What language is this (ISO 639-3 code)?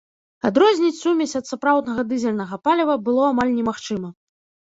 bel